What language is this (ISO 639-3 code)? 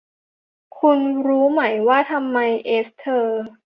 tha